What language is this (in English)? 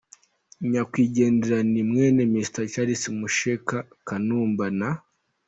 Kinyarwanda